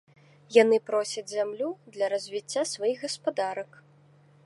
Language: Belarusian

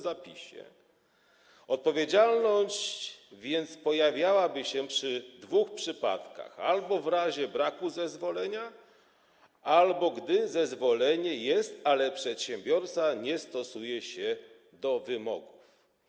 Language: Polish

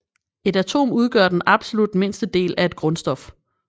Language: Danish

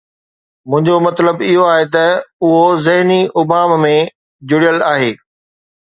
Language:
Sindhi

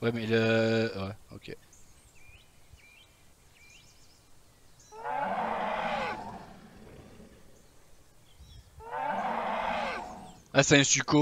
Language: French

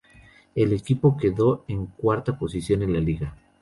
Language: Spanish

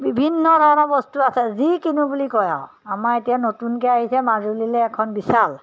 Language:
Assamese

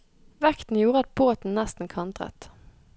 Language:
Norwegian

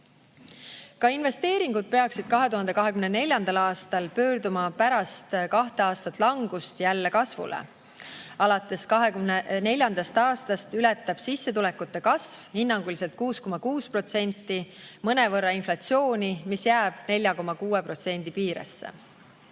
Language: Estonian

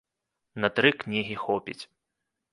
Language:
Belarusian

